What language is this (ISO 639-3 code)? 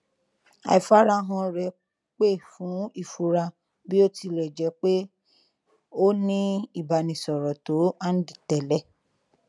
yor